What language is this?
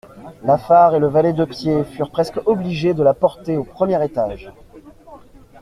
French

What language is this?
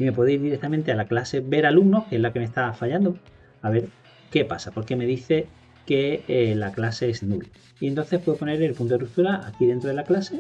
Spanish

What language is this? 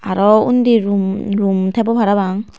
Chakma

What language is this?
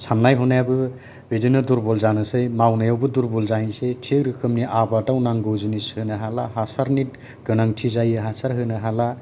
Bodo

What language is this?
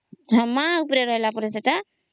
Odia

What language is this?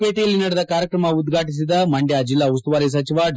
Kannada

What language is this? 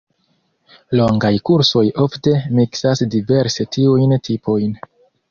Esperanto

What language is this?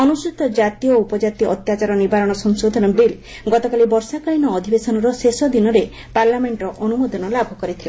Odia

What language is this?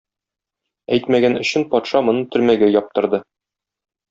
Tatar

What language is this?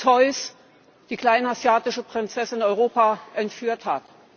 German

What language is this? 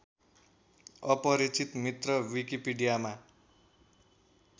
Nepali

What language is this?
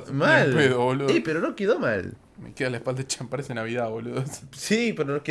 Spanish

